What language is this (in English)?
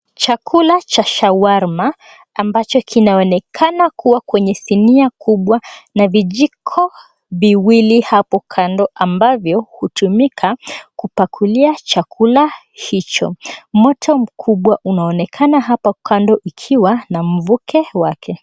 Swahili